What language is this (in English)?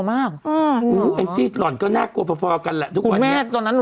Thai